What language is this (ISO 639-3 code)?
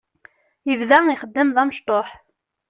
kab